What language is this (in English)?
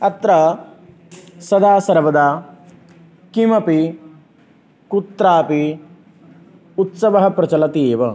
Sanskrit